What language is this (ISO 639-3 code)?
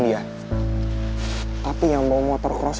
ind